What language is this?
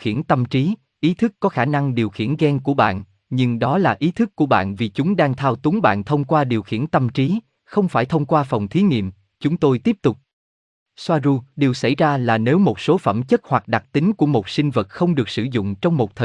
Vietnamese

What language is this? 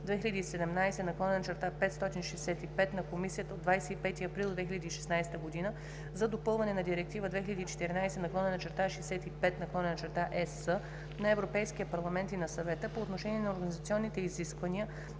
Bulgarian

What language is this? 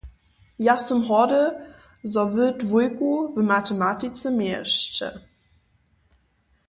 Upper Sorbian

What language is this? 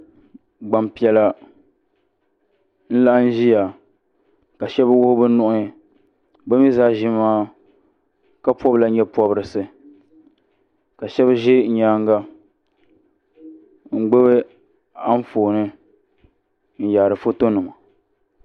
Dagbani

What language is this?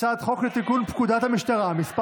Hebrew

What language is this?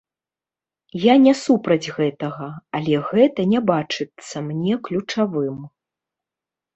Belarusian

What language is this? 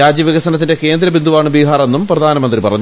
Malayalam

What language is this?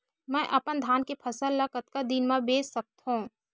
Chhattisgarhi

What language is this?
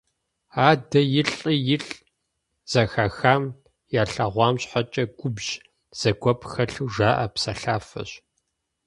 Kabardian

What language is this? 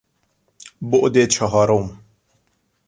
Persian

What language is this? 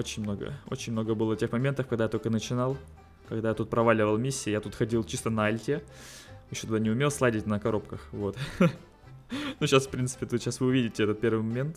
Russian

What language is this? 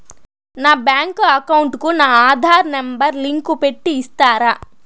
Telugu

